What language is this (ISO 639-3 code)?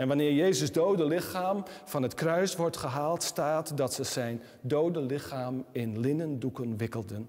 nld